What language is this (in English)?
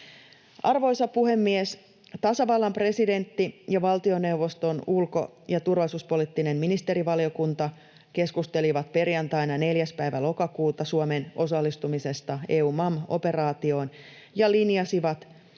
Finnish